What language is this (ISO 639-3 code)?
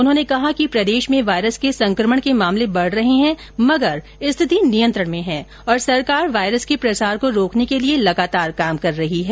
hin